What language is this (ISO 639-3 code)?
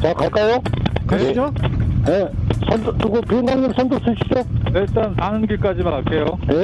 kor